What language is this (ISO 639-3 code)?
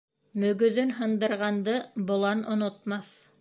bak